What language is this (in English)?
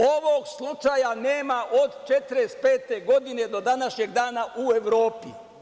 Serbian